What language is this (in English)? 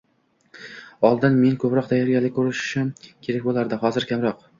Uzbek